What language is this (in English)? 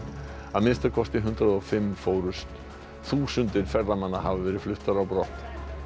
Icelandic